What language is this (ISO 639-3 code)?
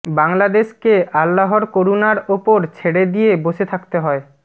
ben